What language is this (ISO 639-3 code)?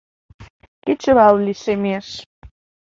chm